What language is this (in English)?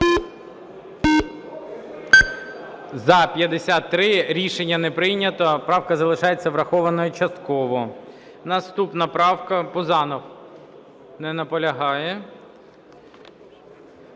Ukrainian